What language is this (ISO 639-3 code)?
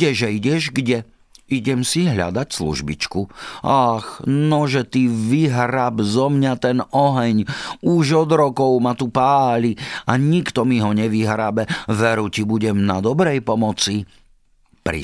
slk